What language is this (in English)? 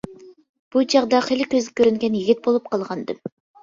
Uyghur